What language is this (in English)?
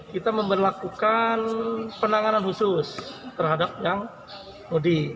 Indonesian